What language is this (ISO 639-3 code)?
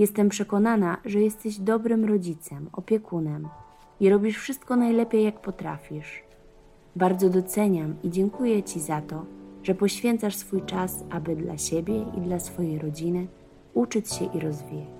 pol